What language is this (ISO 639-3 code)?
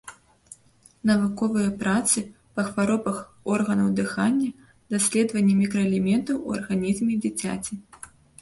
bel